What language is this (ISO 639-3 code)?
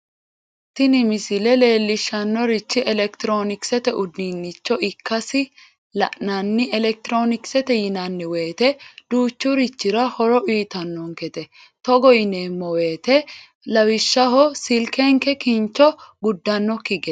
sid